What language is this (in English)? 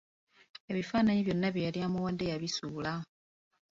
Ganda